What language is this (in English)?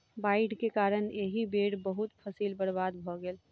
Maithili